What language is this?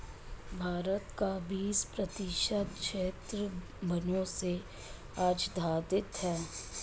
Hindi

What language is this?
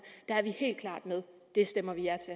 Danish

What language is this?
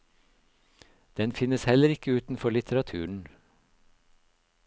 Norwegian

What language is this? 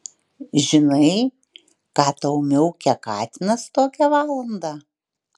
Lithuanian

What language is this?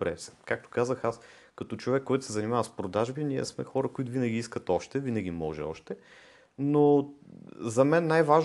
Bulgarian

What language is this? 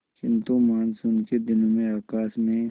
Hindi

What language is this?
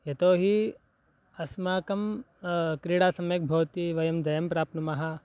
Sanskrit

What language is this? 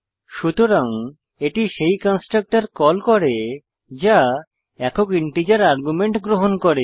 Bangla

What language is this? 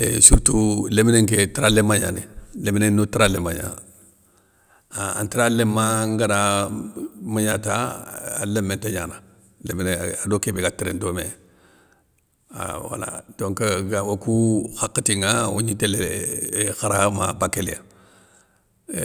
Soninke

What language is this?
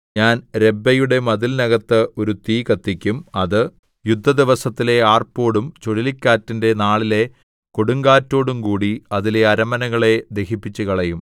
Malayalam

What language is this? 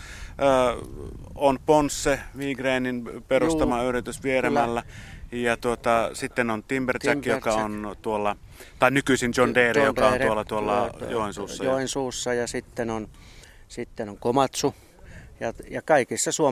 Finnish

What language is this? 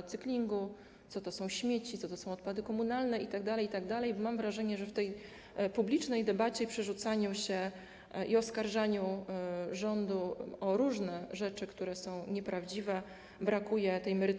Polish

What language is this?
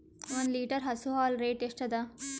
Kannada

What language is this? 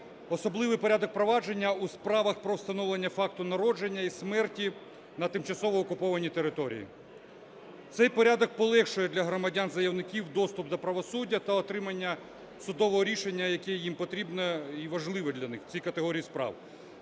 Ukrainian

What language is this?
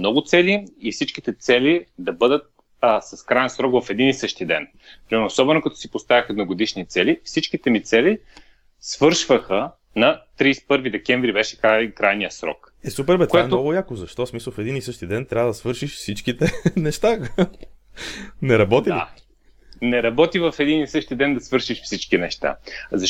Bulgarian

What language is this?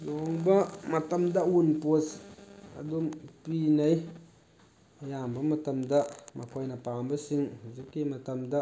Manipuri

